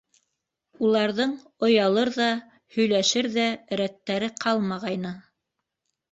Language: Bashkir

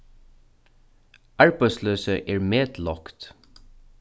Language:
Faroese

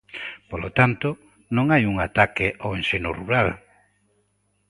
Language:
Galician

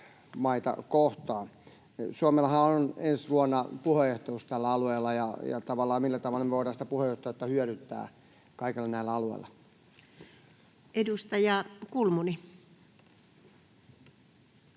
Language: Finnish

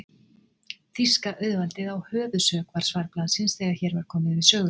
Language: Icelandic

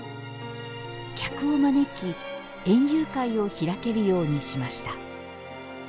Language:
Japanese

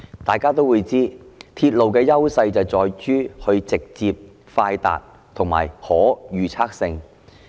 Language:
Cantonese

